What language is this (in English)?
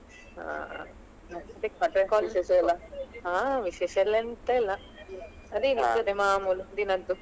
Kannada